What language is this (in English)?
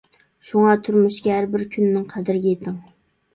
Uyghur